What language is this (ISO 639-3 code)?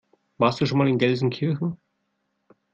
deu